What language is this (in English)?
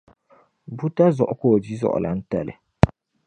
Dagbani